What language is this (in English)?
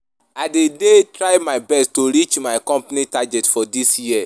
Nigerian Pidgin